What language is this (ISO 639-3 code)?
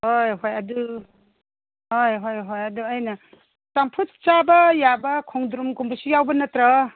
mni